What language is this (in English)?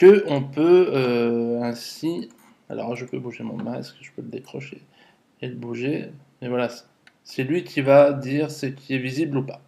French